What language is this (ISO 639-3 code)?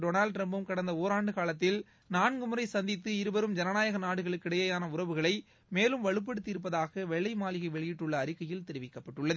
tam